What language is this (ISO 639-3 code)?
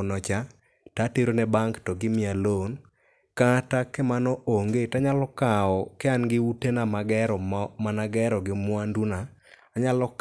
luo